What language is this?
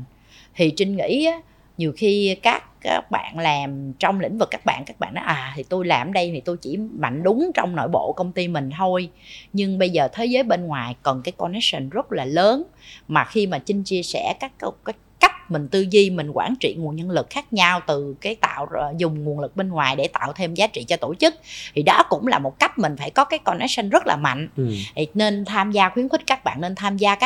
Vietnamese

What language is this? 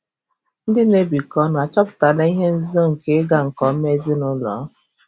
Igbo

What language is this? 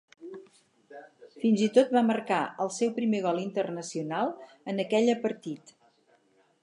Catalan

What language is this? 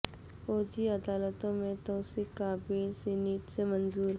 Urdu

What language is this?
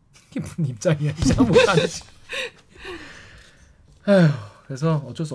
Korean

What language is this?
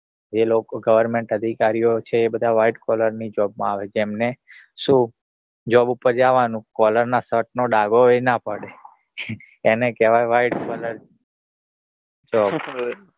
Gujarati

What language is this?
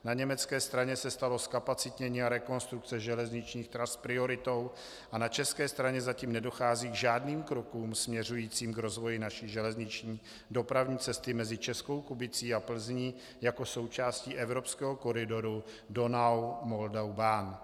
Czech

